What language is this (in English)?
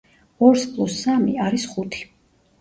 Georgian